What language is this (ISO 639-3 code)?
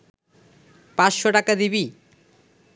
ben